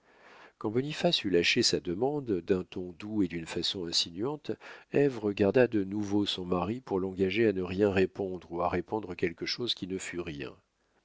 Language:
French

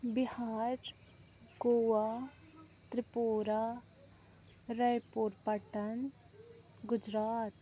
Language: Kashmiri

